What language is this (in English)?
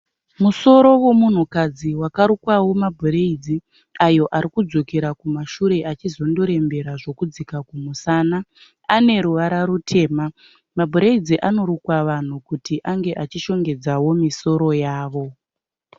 Shona